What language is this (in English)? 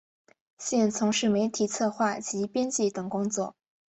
Chinese